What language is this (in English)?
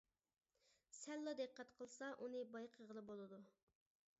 Uyghur